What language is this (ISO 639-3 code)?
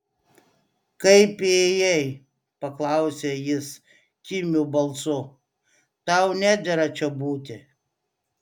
lit